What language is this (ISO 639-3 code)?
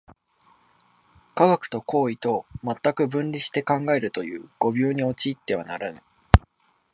jpn